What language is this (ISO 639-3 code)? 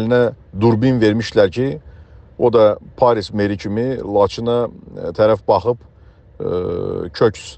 tur